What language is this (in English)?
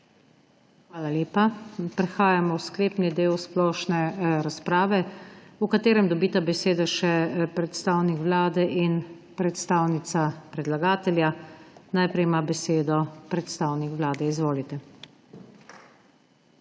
Slovenian